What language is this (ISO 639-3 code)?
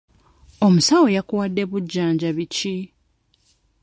lug